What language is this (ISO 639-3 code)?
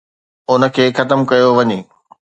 snd